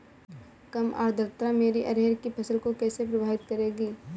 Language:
Hindi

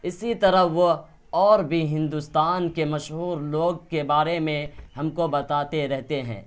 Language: Urdu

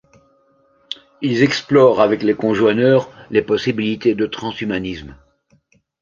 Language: French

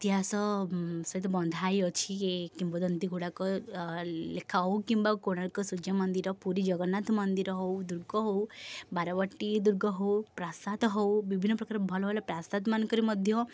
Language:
Odia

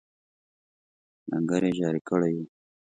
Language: Pashto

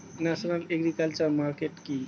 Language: Bangla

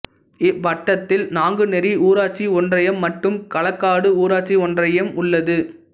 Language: Tamil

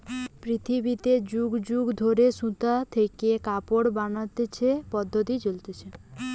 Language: Bangla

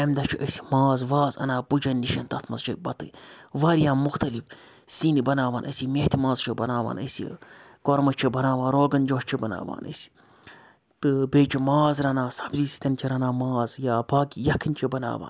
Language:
Kashmiri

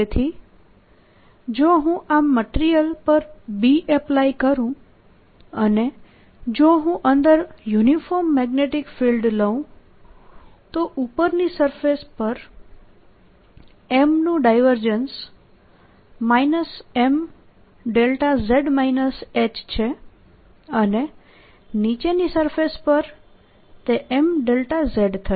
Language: Gujarati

